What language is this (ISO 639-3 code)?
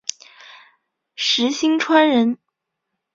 zho